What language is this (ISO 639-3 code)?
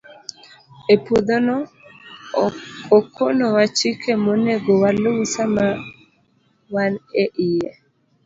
luo